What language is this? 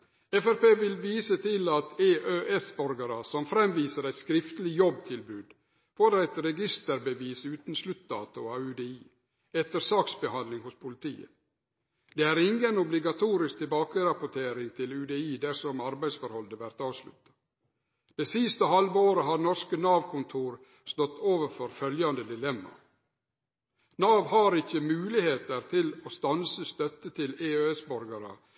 Norwegian Nynorsk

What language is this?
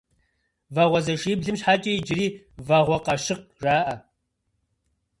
Kabardian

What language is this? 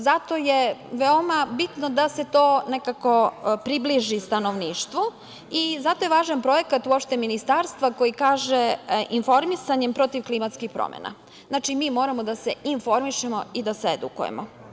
Serbian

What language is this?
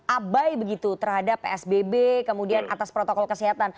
Indonesian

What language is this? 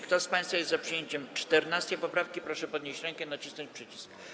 Polish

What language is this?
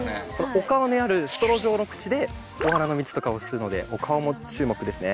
Japanese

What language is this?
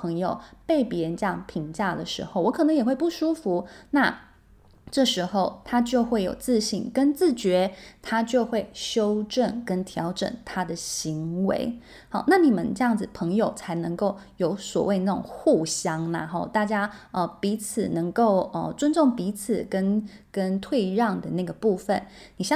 Chinese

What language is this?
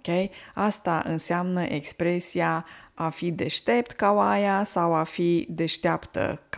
Romanian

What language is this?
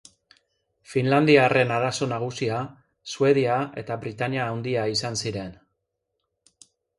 Basque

